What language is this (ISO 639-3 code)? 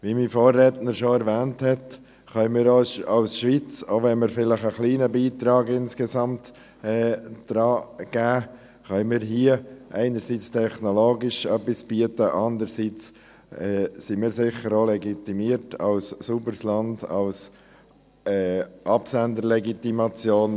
gsw